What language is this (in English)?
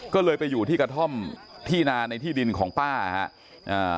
Thai